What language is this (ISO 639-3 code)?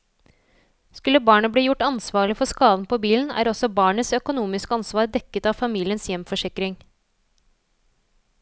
nor